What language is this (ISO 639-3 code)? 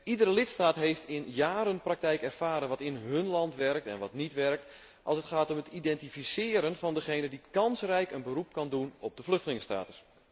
nld